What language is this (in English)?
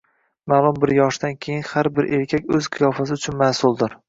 Uzbek